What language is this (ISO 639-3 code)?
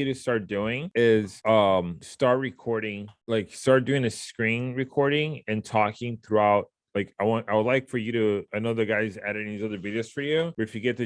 eng